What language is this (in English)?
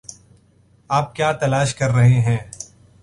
Urdu